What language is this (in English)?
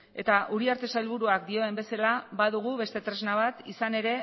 Basque